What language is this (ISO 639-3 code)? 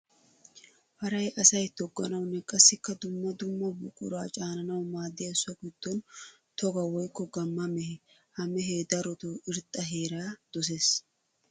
wal